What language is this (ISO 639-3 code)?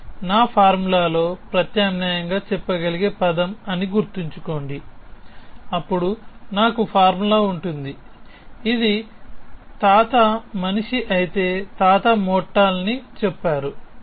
tel